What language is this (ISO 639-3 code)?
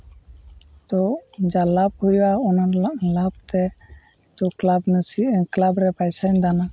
sat